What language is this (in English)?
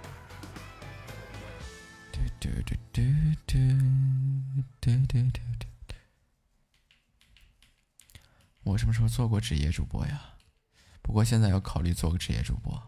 Chinese